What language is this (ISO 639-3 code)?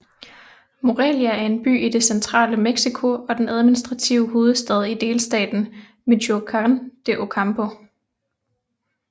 dan